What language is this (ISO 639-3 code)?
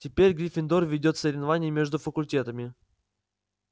rus